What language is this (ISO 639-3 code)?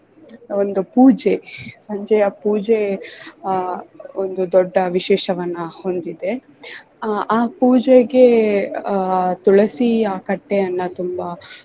kan